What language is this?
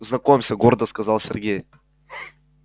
Russian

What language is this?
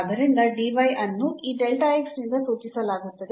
Kannada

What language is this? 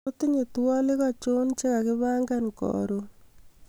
Kalenjin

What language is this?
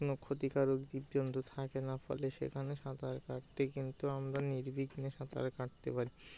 Bangla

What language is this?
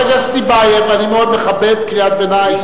Hebrew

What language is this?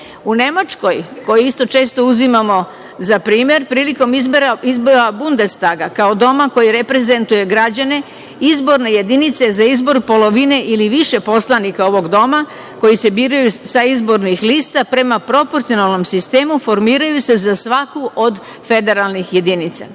Serbian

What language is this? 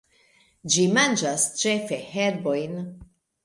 Esperanto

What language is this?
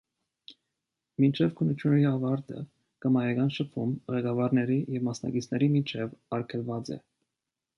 Armenian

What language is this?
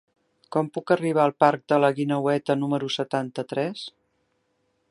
Catalan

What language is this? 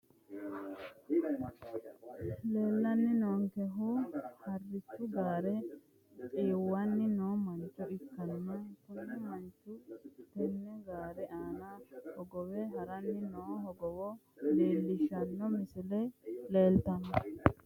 Sidamo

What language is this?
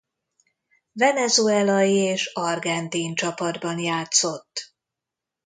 Hungarian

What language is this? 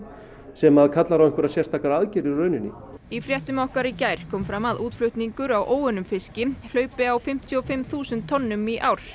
Icelandic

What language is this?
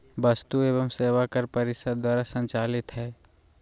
Magahi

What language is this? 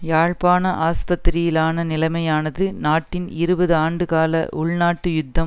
Tamil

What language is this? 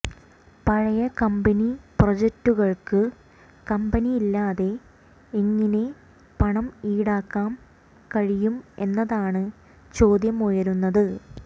Malayalam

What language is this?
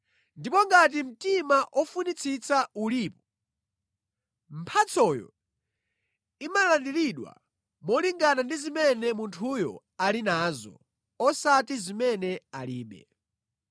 Nyanja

